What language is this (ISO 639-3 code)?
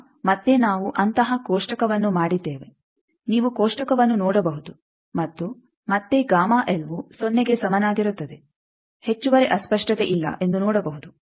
kan